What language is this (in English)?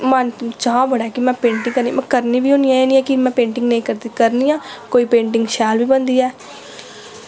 Dogri